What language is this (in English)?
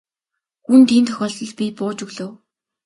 Mongolian